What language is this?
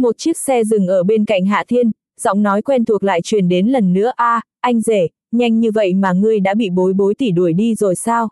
Vietnamese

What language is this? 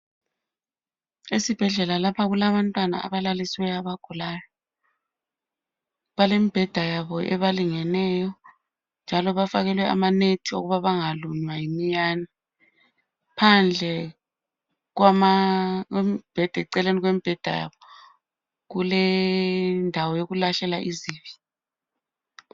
North Ndebele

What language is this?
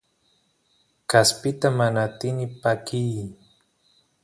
Santiago del Estero Quichua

